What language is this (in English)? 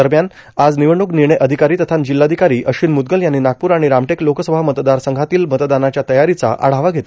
Marathi